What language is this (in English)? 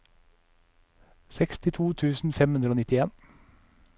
Norwegian